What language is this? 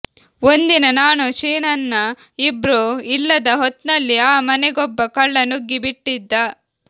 Kannada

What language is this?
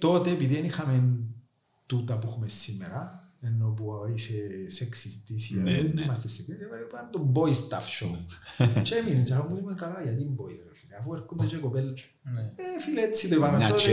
Greek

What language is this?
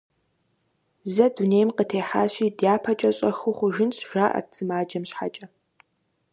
Kabardian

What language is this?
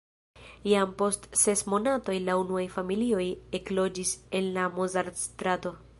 Esperanto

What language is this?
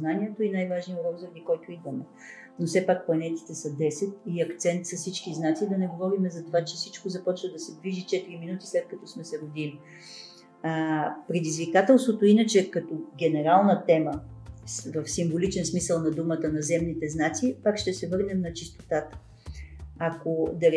Bulgarian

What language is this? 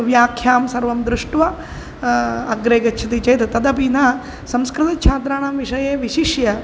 Sanskrit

